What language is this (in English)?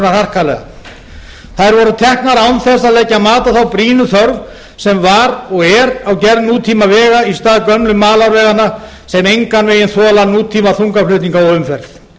Icelandic